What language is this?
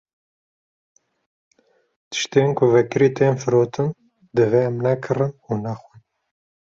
Kurdish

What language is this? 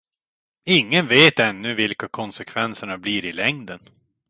Swedish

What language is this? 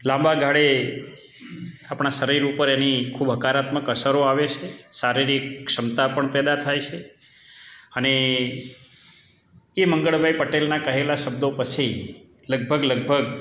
Gujarati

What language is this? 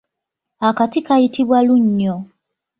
Ganda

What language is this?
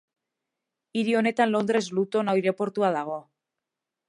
Basque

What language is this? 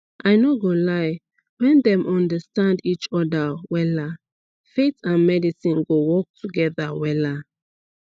Nigerian Pidgin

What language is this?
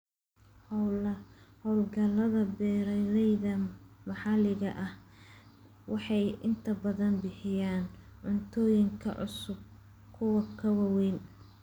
Somali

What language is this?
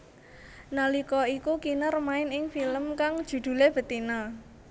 Javanese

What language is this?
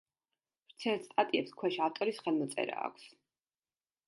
Georgian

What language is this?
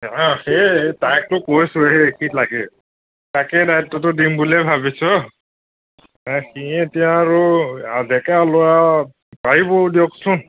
Assamese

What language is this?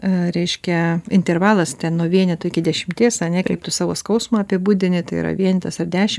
Lithuanian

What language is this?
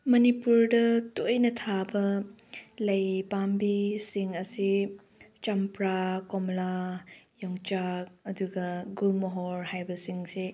Manipuri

